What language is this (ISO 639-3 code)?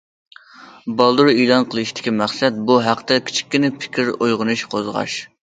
uig